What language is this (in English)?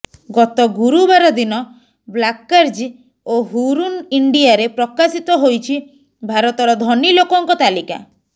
Odia